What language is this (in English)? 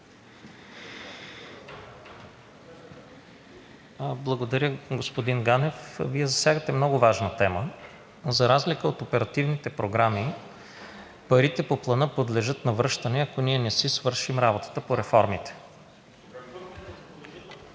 Bulgarian